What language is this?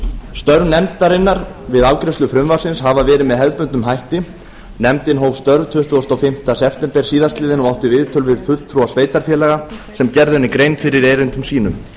Icelandic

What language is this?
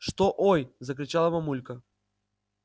Russian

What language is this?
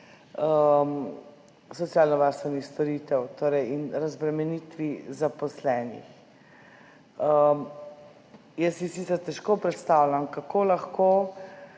Slovenian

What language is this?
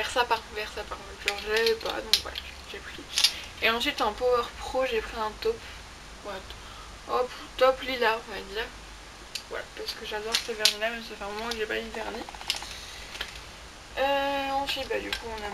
French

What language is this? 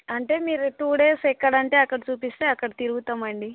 Telugu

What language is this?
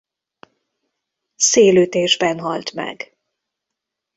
Hungarian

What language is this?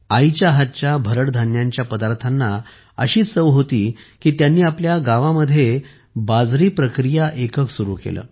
Marathi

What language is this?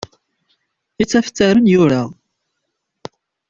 Kabyle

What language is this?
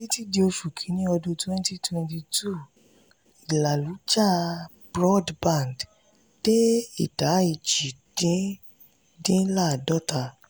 Yoruba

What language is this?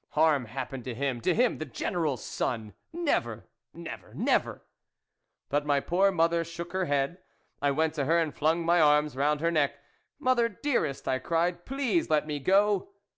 English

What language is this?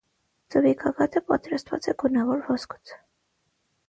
Armenian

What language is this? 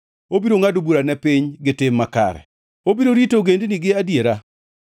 Luo (Kenya and Tanzania)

